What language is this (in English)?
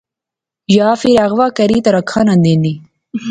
Pahari-Potwari